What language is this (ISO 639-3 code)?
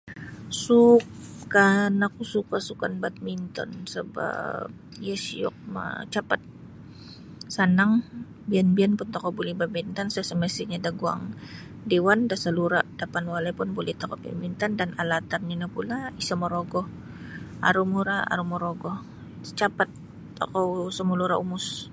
bsy